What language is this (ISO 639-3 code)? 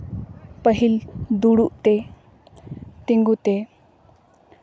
sat